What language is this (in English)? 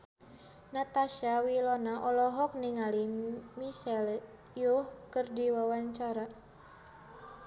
Sundanese